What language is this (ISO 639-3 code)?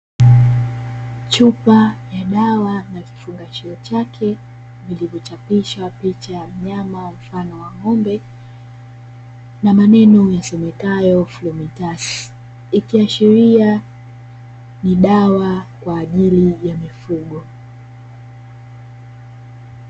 swa